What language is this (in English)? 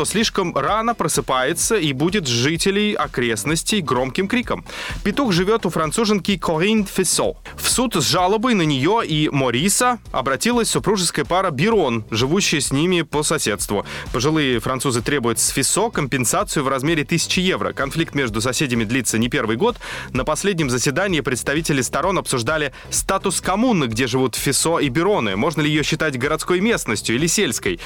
Russian